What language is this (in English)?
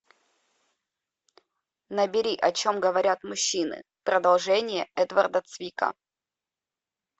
Russian